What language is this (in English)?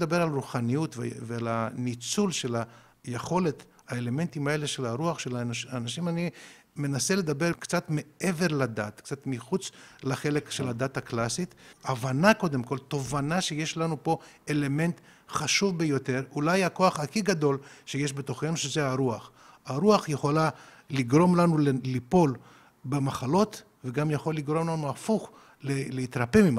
Hebrew